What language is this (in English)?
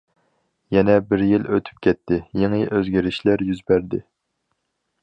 Uyghur